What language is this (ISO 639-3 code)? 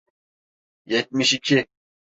tur